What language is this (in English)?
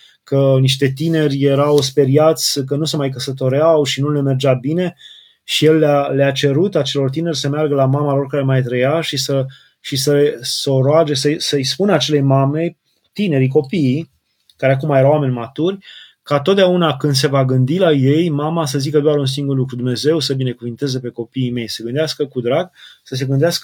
Romanian